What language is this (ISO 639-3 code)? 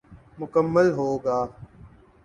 urd